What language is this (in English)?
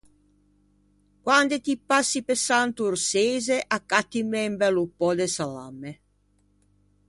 Ligurian